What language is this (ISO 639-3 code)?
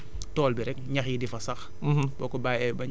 wol